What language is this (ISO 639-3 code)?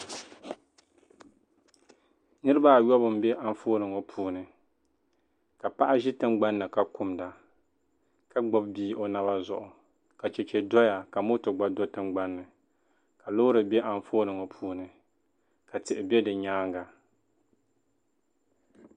dag